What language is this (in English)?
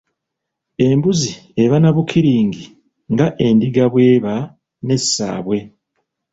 Ganda